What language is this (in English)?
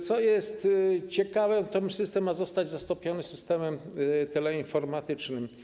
Polish